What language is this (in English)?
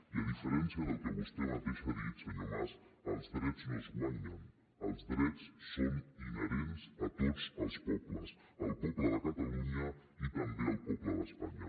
Catalan